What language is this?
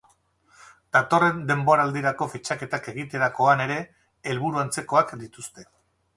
Basque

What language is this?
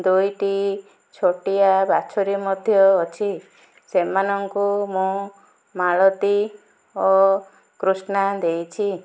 Odia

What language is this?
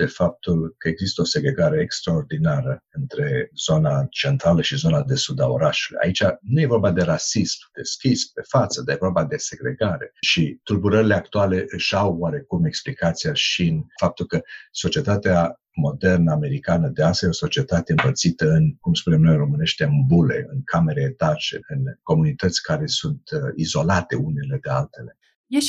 Romanian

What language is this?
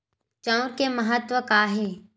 Chhattisgarhi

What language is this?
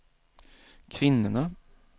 Swedish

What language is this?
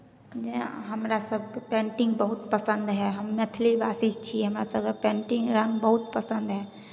Maithili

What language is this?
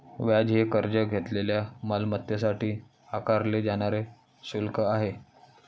Marathi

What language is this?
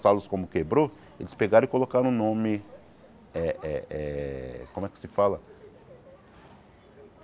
Portuguese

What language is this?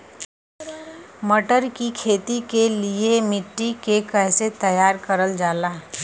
Bhojpuri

